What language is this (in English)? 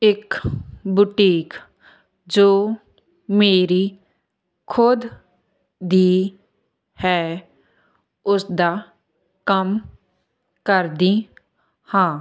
Punjabi